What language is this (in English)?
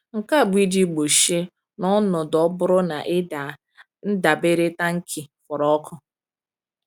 Igbo